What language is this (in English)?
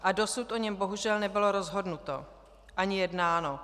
Czech